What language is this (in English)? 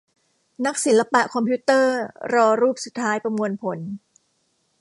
Thai